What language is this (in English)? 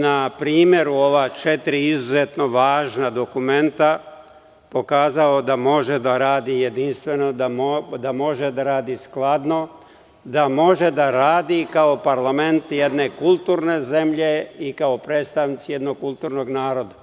Serbian